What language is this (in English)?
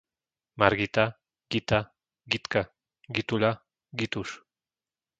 Slovak